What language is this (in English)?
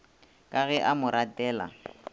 Northern Sotho